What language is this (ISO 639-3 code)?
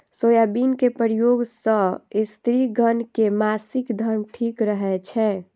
mai